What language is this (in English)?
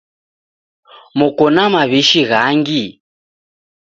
Taita